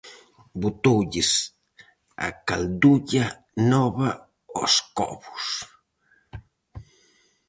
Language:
Galician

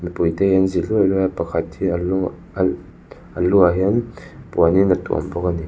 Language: Mizo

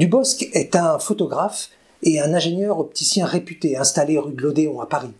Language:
French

